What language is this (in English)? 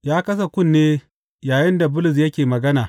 Hausa